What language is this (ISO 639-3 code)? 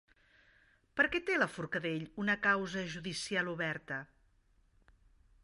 cat